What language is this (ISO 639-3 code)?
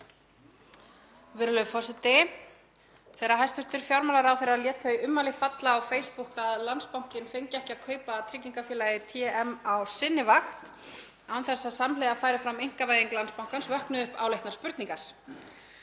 isl